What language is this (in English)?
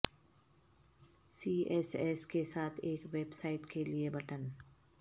Urdu